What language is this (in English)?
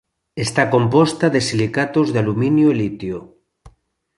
Galician